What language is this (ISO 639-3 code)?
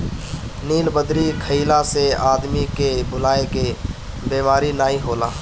bho